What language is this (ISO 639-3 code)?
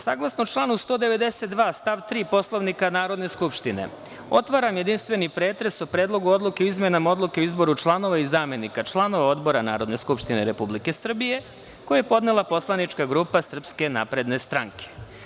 srp